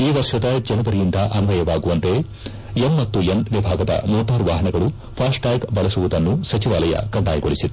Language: Kannada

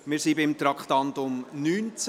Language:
Swiss German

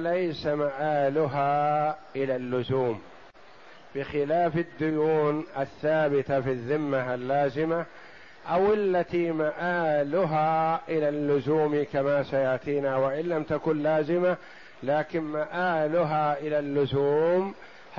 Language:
Arabic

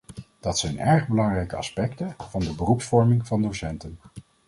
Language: Dutch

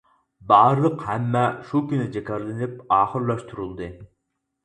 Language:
Uyghur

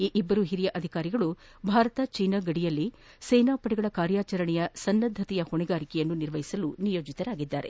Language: Kannada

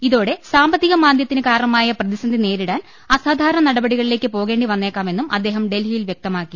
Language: Malayalam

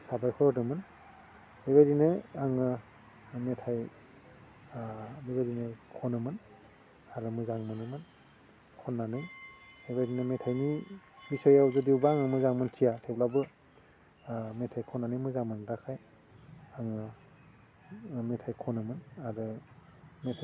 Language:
Bodo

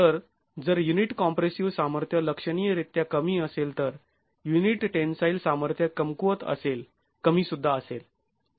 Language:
Marathi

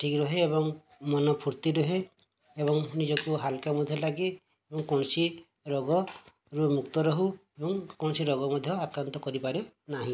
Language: Odia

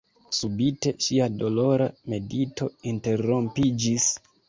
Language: Esperanto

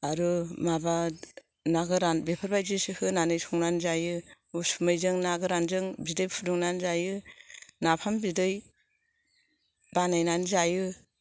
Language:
Bodo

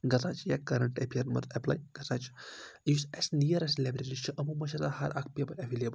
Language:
Kashmiri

